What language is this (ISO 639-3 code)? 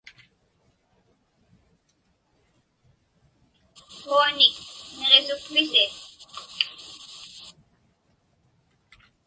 ipk